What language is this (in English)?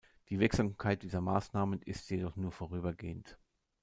German